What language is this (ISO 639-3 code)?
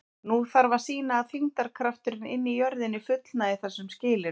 isl